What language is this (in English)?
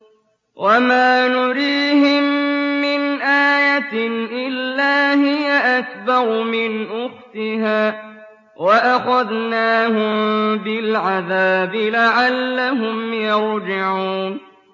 Arabic